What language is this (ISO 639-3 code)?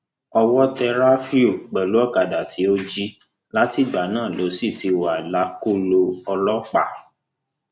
yor